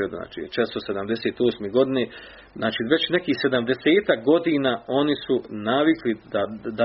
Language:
Croatian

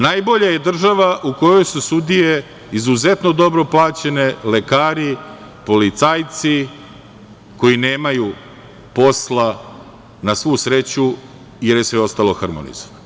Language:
Serbian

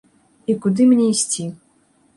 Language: Belarusian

